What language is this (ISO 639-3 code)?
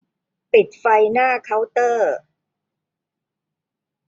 tha